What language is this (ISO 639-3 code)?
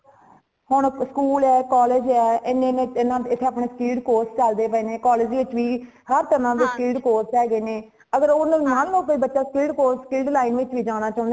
pan